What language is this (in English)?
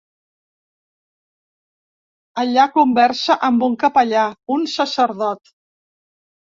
Catalan